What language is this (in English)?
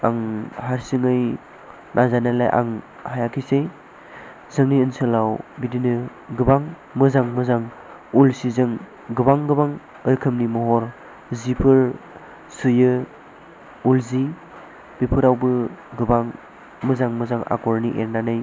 Bodo